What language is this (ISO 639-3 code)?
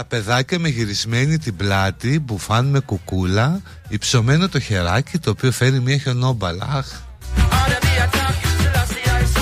ell